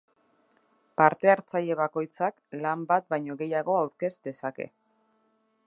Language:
Basque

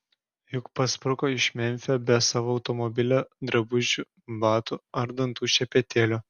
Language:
Lithuanian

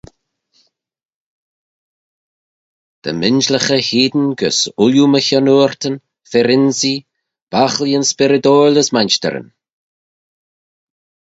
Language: Manx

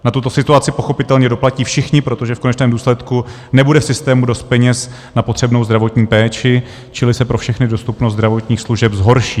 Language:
Czech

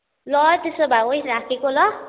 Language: Nepali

